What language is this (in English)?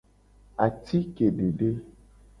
Gen